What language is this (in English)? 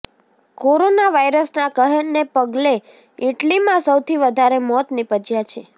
Gujarati